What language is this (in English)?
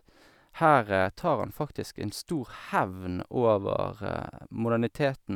Norwegian